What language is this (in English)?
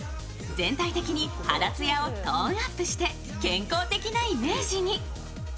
Japanese